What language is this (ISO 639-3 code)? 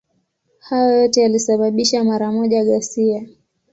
swa